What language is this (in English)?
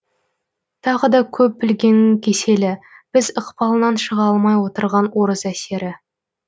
Kazakh